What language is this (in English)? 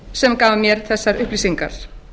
Icelandic